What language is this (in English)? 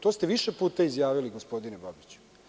Serbian